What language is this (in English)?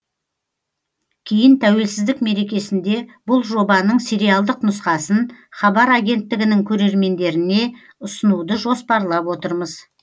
Kazakh